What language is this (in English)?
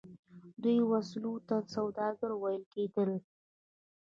Pashto